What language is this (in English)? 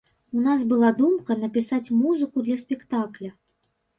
Belarusian